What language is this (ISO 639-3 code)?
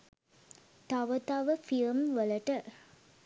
sin